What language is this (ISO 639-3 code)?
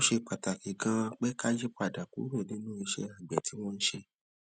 yor